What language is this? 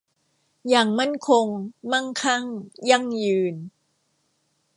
Thai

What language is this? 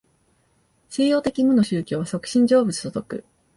Japanese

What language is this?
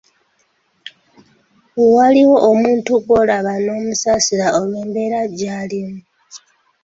Ganda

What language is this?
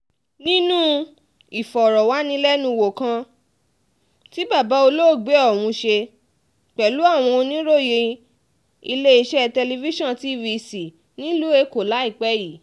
Yoruba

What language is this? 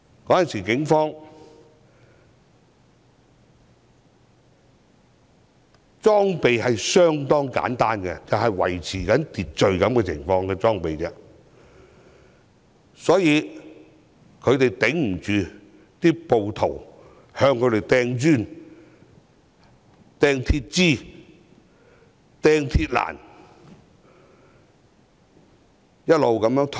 Cantonese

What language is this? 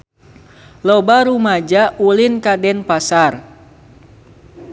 Sundanese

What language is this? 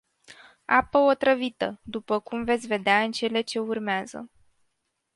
Romanian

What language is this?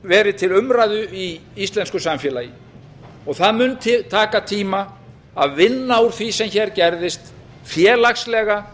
Icelandic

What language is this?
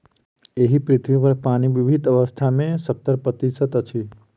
Maithili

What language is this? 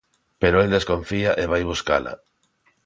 Galician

